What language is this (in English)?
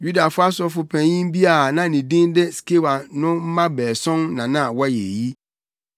Akan